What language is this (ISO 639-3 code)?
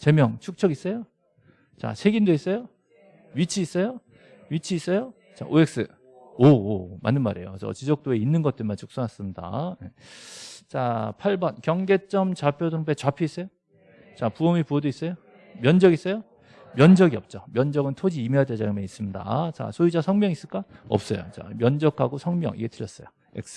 kor